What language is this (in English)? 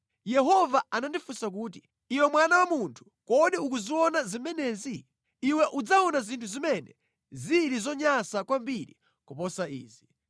Nyanja